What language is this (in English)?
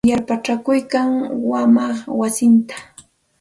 Santa Ana de Tusi Pasco Quechua